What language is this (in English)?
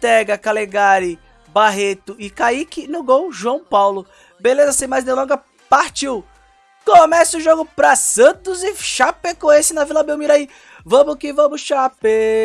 Portuguese